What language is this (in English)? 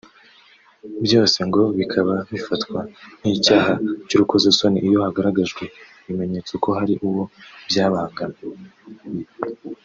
Kinyarwanda